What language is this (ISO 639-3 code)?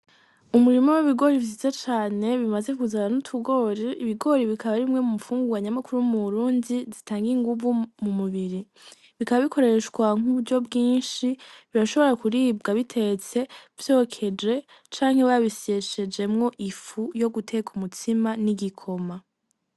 run